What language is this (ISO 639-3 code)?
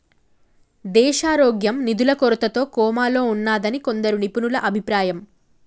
tel